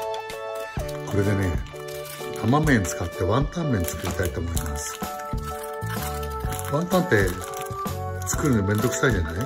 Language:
Japanese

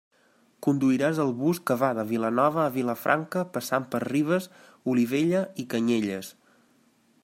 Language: Catalan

